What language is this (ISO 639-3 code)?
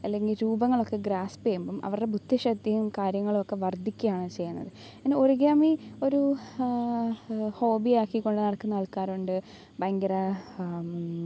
mal